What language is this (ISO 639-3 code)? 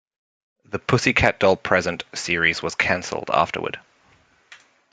eng